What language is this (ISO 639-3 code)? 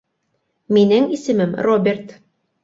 bak